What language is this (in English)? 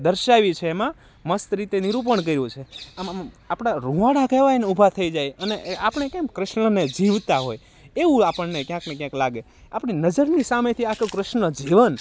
Gujarati